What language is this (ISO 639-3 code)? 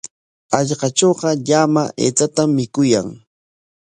qwa